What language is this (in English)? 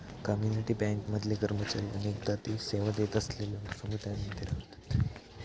Marathi